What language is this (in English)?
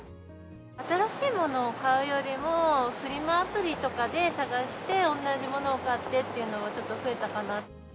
Japanese